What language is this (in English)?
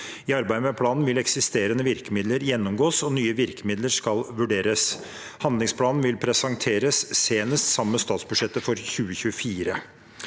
Norwegian